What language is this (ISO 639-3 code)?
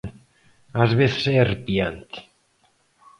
glg